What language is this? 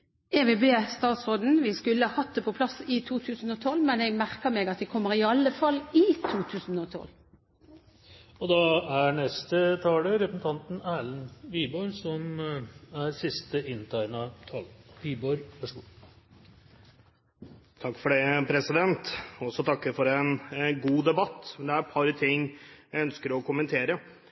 Norwegian Bokmål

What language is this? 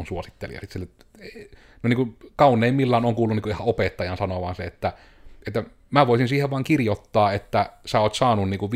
Finnish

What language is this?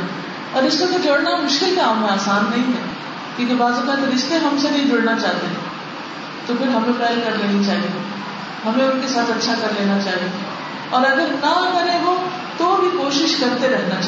Urdu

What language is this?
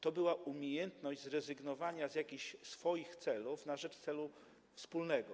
Polish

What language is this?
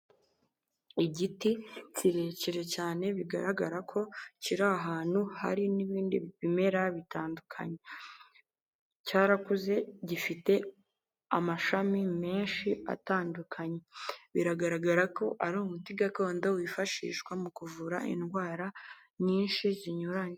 Kinyarwanda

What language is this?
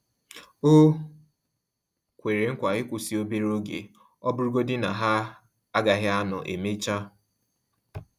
Igbo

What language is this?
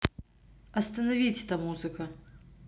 Russian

